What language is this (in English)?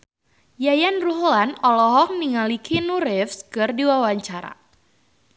Sundanese